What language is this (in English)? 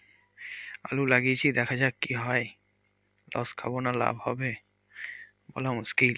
Bangla